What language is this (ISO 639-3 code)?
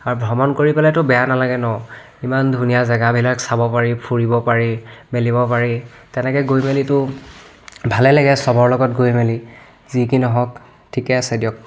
asm